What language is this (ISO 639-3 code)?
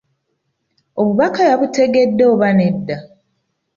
lug